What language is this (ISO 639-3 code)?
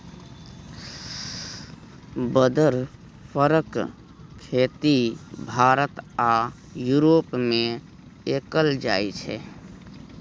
mai